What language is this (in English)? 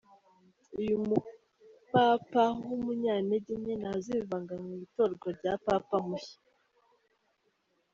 Kinyarwanda